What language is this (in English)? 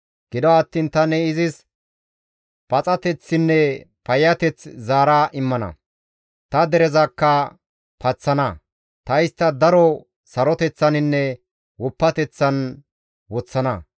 Gamo